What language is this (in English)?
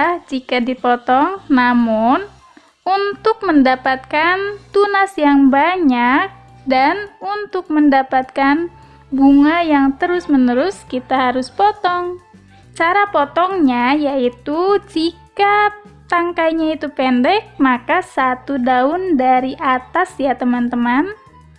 Indonesian